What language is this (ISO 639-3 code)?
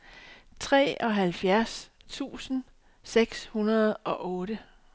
dan